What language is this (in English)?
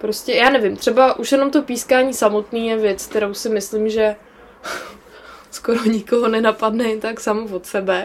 Czech